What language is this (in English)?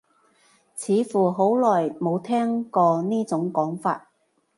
Cantonese